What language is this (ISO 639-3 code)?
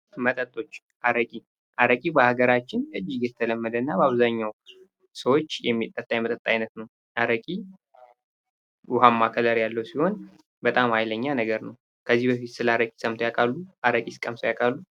amh